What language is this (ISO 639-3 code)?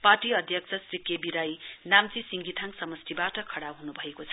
nep